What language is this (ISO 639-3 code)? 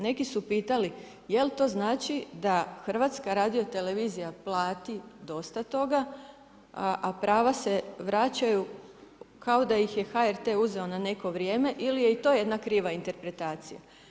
hrv